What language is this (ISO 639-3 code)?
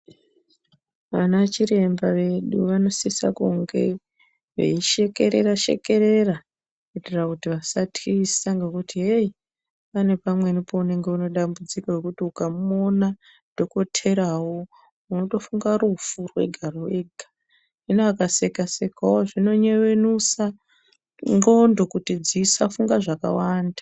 ndc